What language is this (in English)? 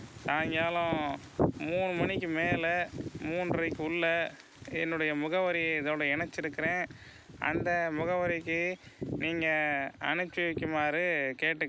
Tamil